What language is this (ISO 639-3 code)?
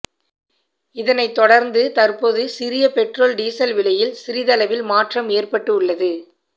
tam